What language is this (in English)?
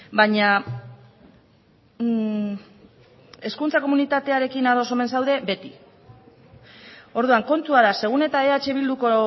Basque